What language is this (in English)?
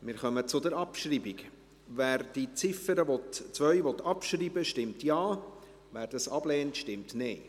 Swiss German